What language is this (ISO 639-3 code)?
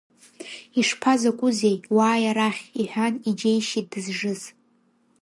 abk